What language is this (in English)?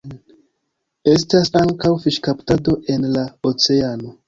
Esperanto